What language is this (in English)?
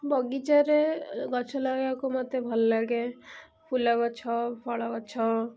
Odia